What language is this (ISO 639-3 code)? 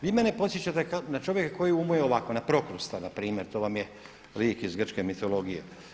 hrv